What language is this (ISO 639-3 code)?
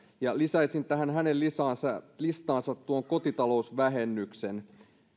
fin